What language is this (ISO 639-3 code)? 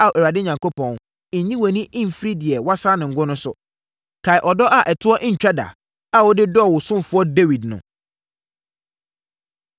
aka